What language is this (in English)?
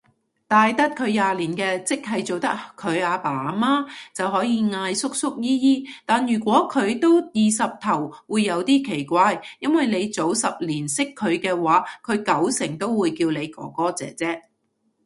Cantonese